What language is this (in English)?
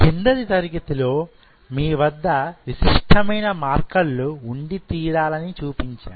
Telugu